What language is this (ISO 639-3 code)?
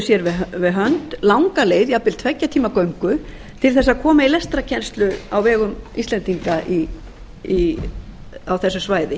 isl